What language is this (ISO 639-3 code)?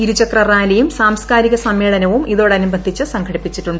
mal